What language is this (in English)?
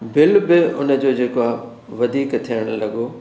Sindhi